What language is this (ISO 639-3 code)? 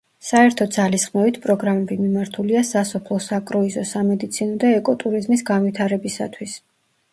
kat